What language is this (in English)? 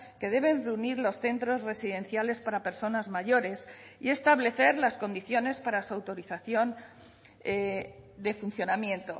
Spanish